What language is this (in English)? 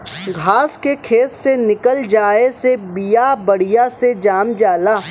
Bhojpuri